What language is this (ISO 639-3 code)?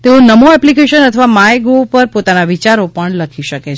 guj